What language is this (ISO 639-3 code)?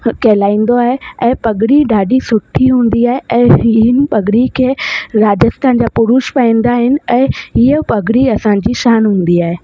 snd